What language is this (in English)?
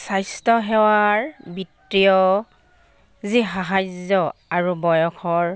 Assamese